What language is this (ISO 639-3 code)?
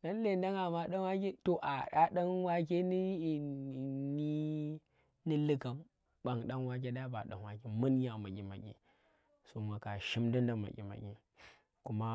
ttr